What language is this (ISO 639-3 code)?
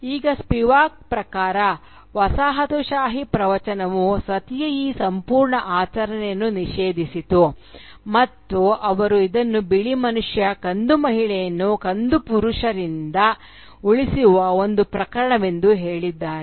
kan